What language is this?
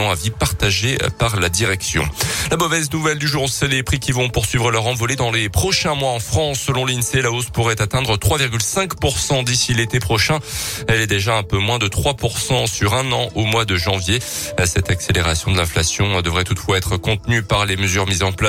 French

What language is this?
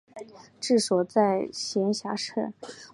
Chinese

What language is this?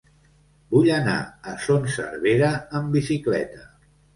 Catalan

